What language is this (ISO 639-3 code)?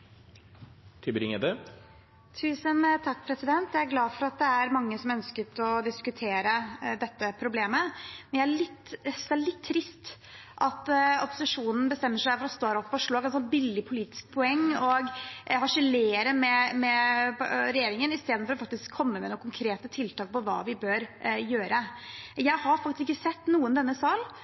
nob